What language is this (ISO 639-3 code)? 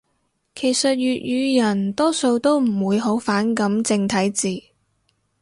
yue